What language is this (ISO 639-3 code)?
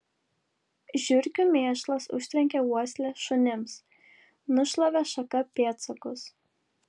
lit